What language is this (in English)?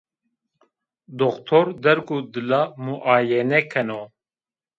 Zaza